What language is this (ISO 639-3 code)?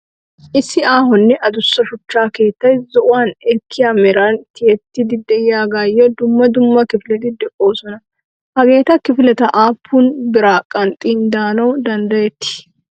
wal